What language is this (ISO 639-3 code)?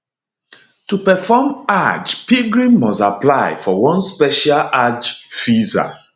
pcm